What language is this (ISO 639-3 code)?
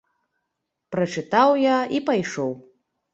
bel